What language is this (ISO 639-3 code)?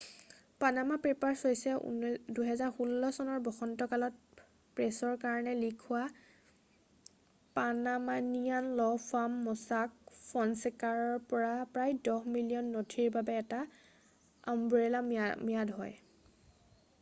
asm